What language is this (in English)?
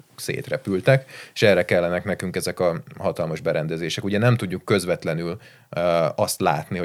Hungarian